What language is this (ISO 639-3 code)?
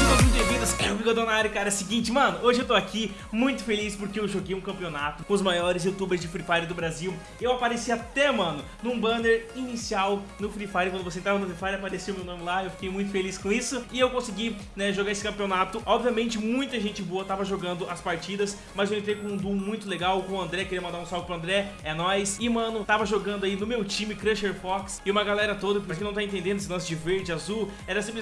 por